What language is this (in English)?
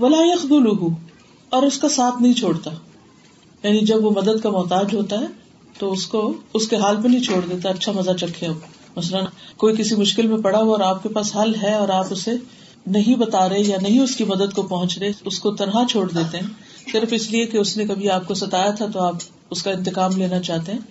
Urdu